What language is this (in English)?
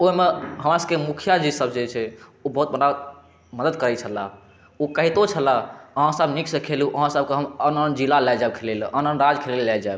Maithili